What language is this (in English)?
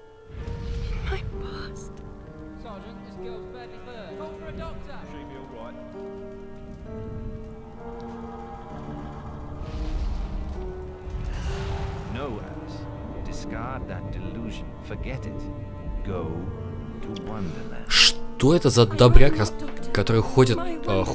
Russian